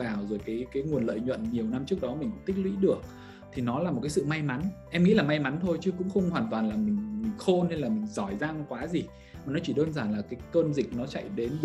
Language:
Vietnamese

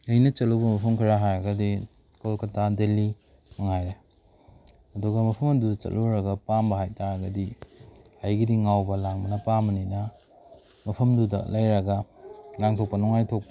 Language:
Manipuri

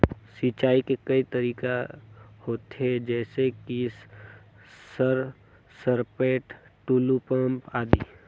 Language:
Chhattisgarhi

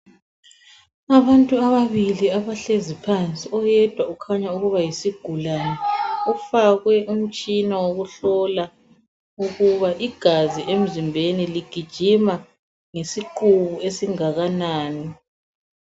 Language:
North Ndebele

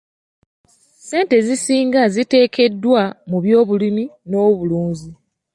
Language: Ganda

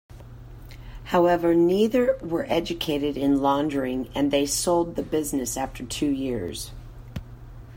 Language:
English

